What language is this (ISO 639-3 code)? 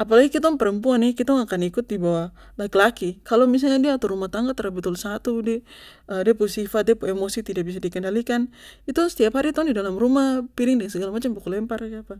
pmy